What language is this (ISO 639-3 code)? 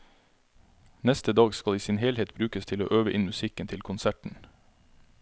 nor